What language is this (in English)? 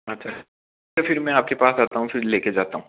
Hindi